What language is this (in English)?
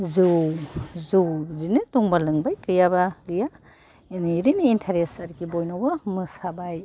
Bodo